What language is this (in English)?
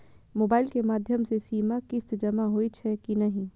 Maithili